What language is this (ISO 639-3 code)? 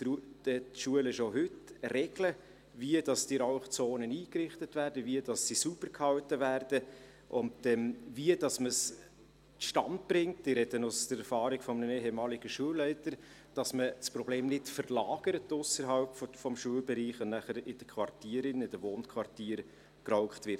gsw